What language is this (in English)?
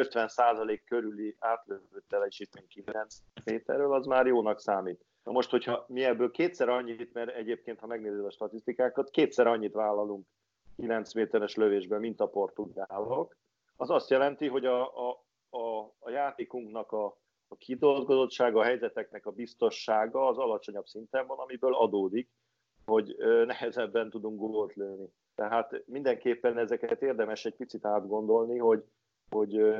Hungarian